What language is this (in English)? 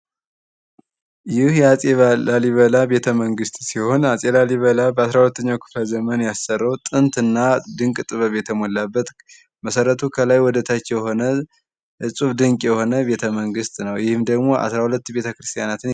Amharic